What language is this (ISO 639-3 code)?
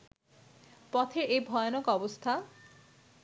ben